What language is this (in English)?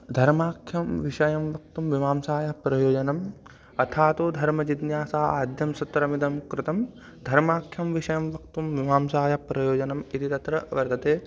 Sanskrit